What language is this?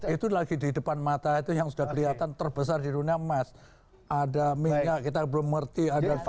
Indonesian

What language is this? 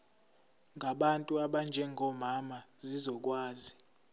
Zulu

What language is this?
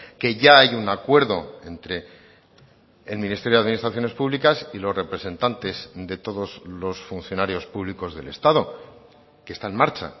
Spanish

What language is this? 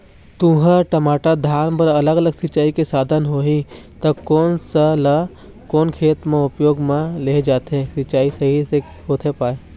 Chhattisgarhi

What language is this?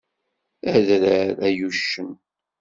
Kabyle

